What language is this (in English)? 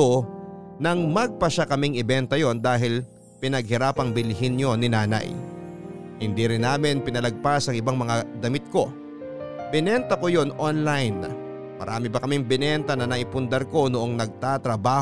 Filipino